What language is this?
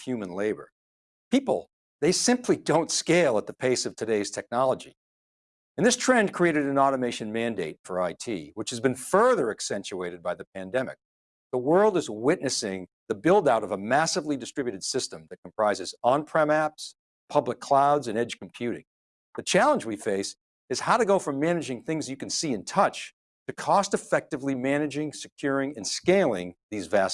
English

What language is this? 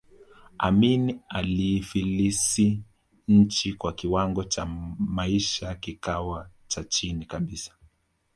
Swahili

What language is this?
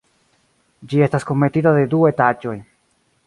Esperanto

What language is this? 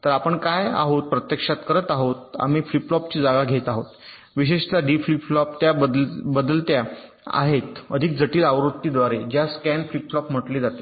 Marathi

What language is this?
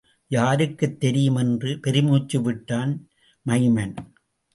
Tamil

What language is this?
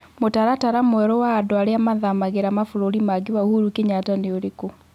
Kikuyu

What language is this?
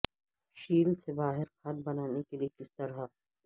Urdu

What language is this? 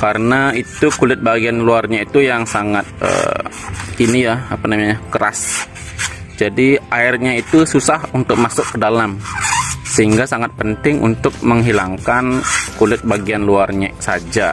Indonesian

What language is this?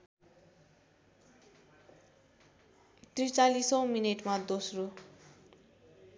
Nepali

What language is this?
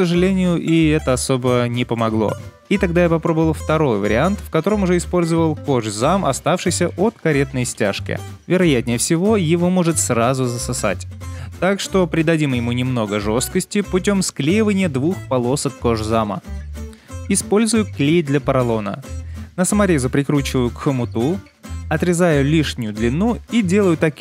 Russian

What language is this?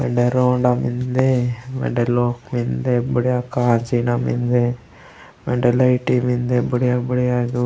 Gondi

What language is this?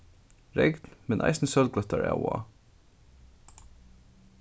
Faroese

